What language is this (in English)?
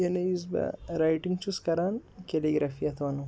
Kashmiri